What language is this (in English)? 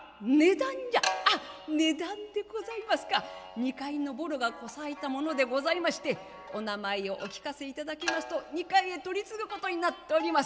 Japanese